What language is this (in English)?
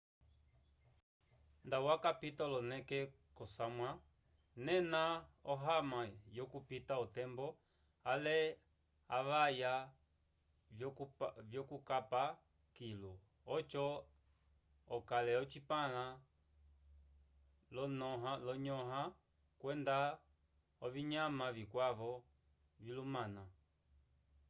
Umbundu